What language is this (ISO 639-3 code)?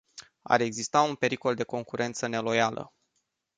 ron